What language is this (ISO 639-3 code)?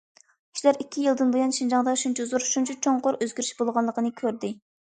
uig